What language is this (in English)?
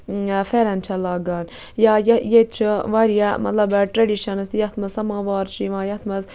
Kashmiri